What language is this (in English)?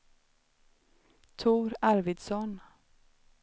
Swedish